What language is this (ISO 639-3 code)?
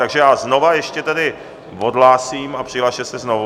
ces